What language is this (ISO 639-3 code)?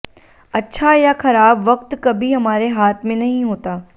hin